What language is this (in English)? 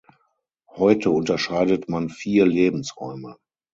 German